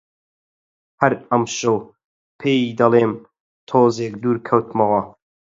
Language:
Central Kurdish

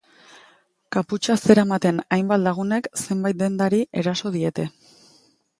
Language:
Basque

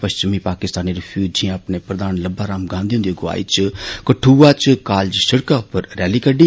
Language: Dogri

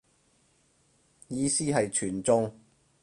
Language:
Cantonese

